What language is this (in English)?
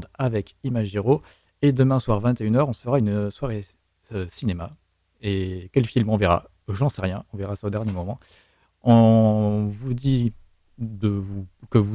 French